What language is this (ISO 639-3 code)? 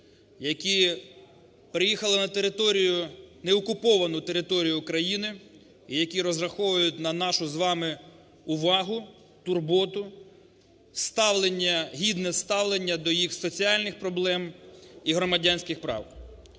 ukr